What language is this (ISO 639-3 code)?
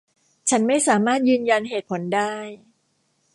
tha